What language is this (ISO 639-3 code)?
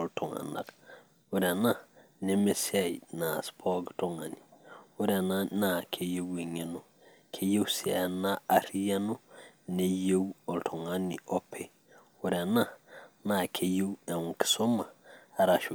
mas